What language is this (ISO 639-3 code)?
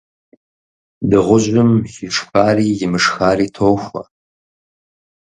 kbd